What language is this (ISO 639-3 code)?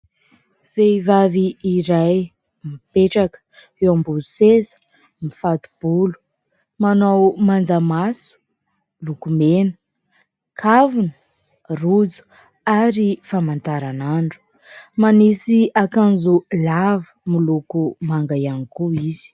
mlg